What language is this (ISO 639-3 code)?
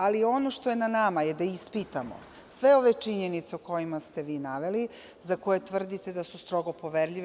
srp